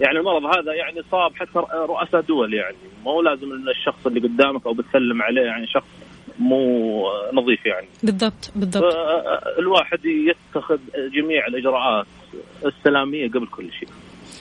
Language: Arabic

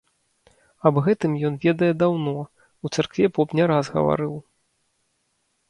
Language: Belarusian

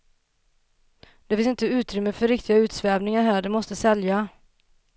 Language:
Swedish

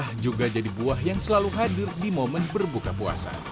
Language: Indonesian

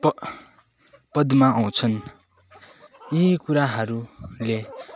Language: Nepali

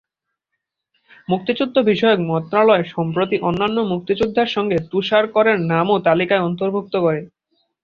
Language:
Bangla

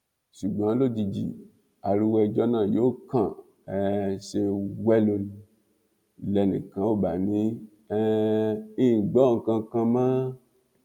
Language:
Yoruba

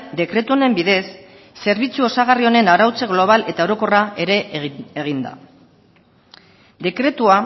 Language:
Basque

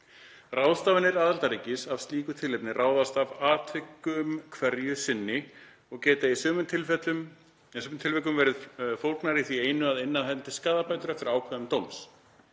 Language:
Icelandic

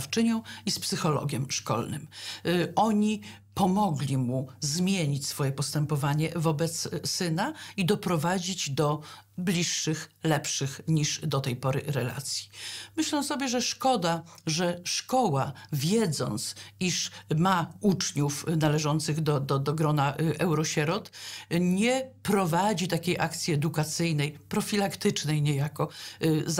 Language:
Polish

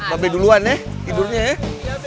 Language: Indonesian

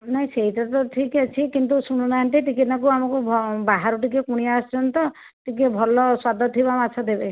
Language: Odia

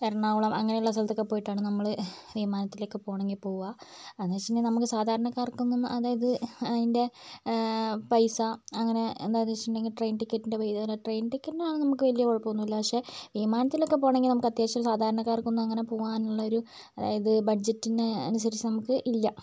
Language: Malayalam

